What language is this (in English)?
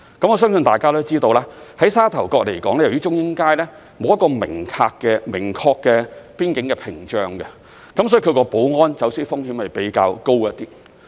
Cantonese